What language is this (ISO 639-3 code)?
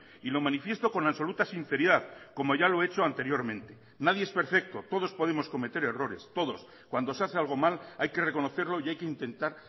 spa